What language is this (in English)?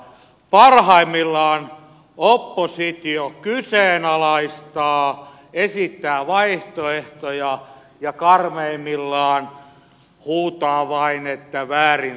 Finnish